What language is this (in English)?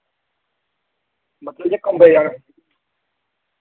Dogri